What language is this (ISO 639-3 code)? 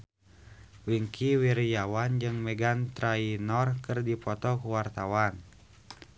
sun